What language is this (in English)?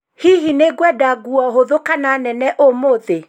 Kikuyu